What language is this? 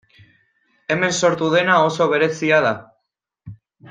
Basque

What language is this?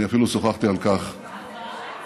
Hebrew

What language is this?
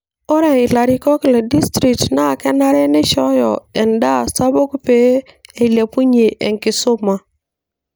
Masai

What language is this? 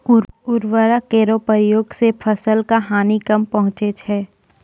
Maithili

